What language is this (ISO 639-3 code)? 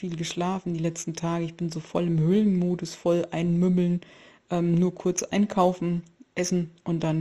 deu